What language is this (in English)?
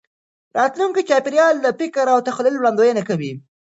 Pashto